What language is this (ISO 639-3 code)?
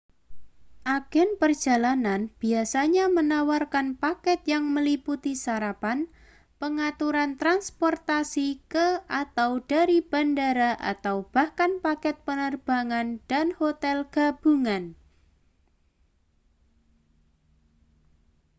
ind